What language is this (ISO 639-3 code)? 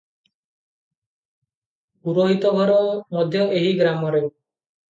ori